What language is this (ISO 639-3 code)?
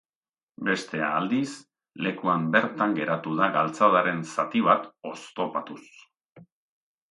eus